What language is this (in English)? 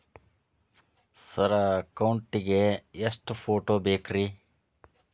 Kannada